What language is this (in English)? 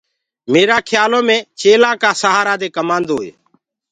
Gurgula